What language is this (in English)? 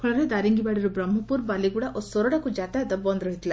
Odia